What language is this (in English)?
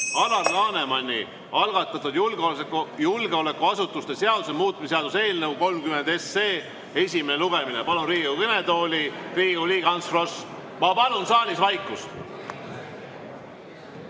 Estonian